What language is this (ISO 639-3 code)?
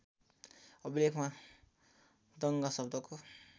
nep